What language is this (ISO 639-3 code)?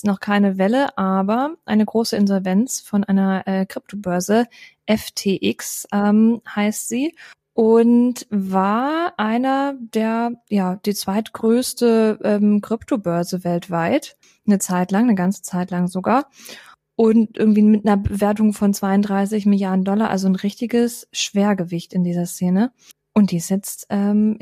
deu